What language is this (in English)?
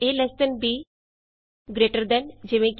Punjabi